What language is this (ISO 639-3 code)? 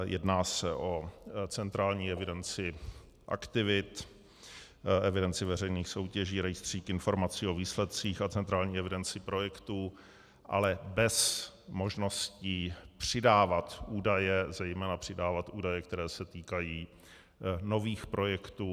ces